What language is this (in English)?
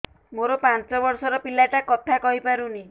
Odia